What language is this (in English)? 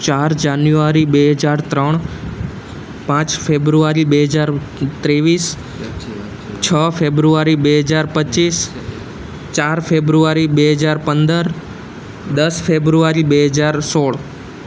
Gujarati